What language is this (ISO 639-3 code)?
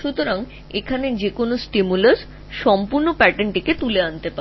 ben